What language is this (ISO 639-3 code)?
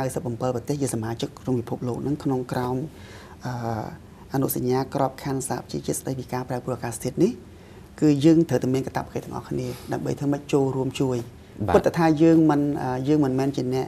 tha